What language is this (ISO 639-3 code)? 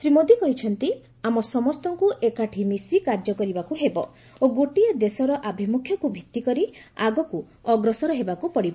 ori